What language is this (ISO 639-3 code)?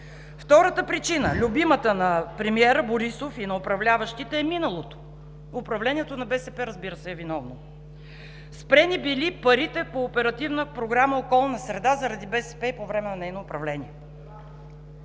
bul